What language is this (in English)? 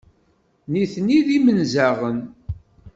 Kabyle